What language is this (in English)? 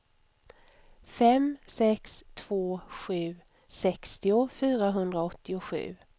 Swedish